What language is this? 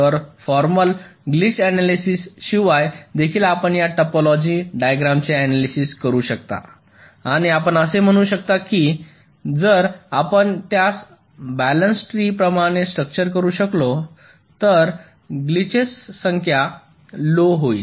Marathi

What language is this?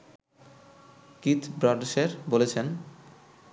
Bangla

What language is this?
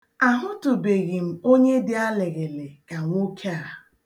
Igbo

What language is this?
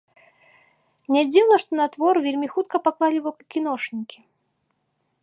Belarusian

